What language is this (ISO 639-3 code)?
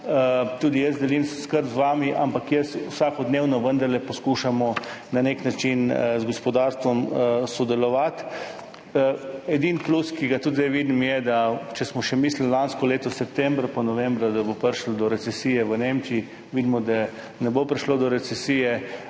slv